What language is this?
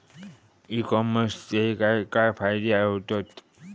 Marathi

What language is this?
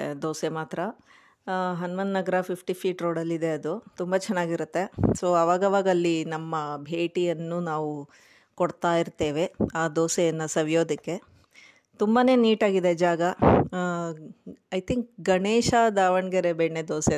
Kannada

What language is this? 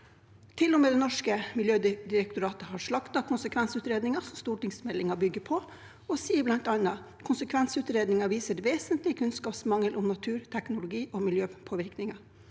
Norwegian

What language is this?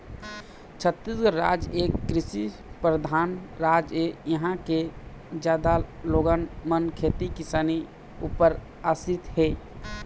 Chhattisgarhi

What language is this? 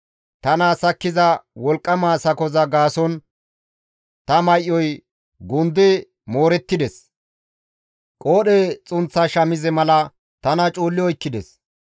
Gamo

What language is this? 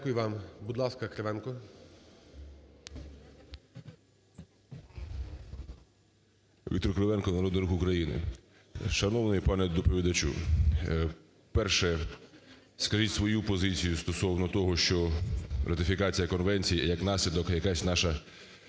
Ukrainian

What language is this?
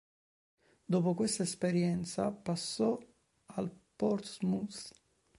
Italian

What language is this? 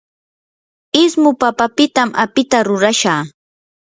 Yanahuanca Pasco Quechua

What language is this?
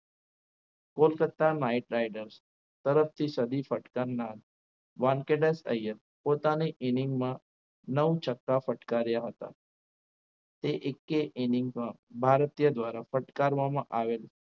Gujarati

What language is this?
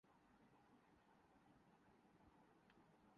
Urdu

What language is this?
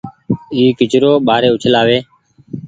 Goaria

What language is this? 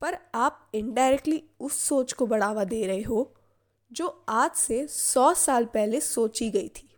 Hindi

